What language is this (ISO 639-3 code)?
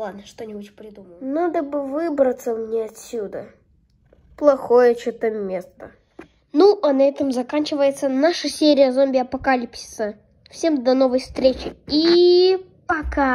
rus